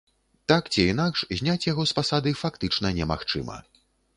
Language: Belarusian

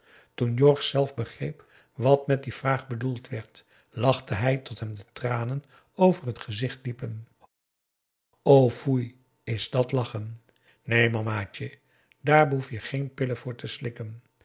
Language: Dutch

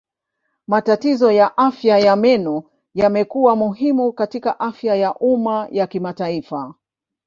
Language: Swahili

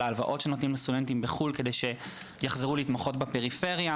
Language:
Hebrew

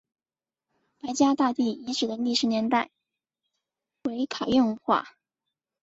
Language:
Chinese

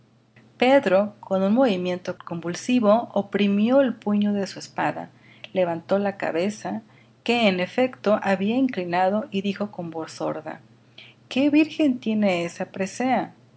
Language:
Spanish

